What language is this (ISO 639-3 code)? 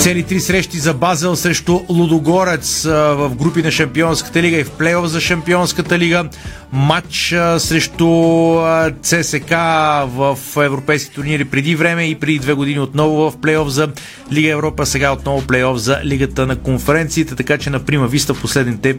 bul